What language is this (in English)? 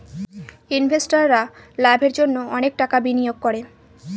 Bangla